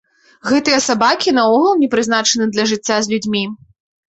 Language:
Belarusian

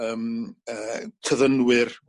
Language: Welsh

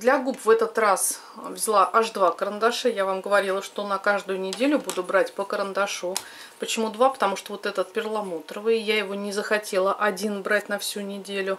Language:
Russian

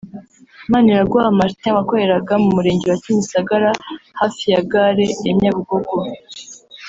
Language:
Kinyarwanda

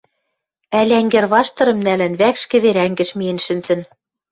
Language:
Western Mari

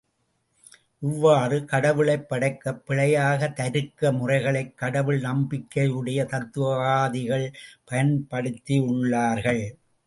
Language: Tamil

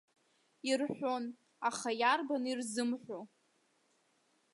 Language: Abkhazian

